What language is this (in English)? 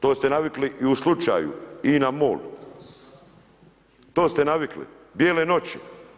Croatian